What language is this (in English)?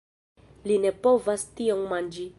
Esperanto